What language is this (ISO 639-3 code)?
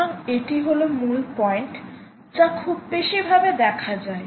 ben